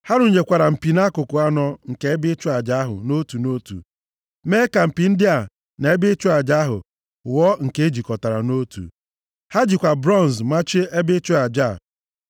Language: Igbo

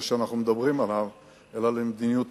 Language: Hebrew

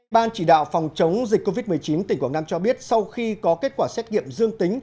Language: Vietnamese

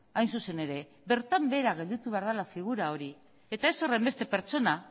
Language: Basque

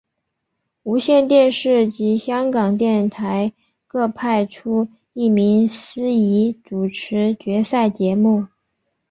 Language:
Chinese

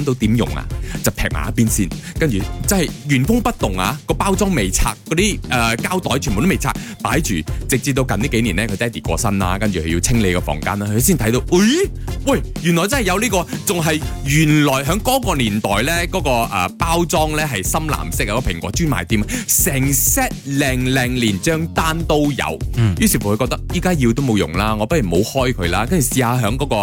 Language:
Chinese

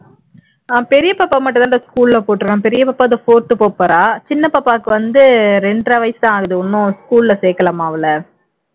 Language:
Tamil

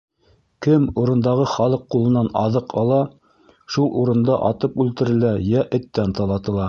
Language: Bashkir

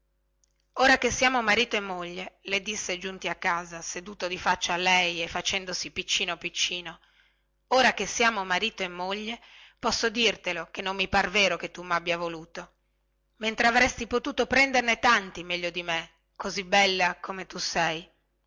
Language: Italian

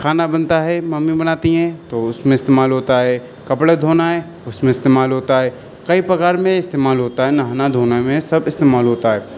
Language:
Urdu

